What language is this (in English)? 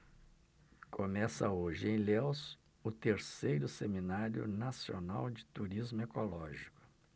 Portuguese